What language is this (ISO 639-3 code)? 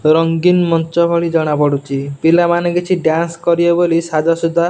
ori